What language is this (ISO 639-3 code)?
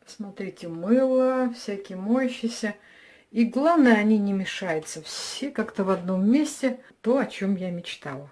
rus